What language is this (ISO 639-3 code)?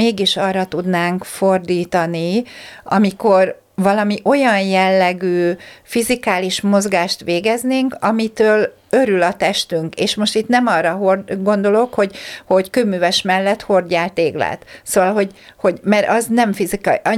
hun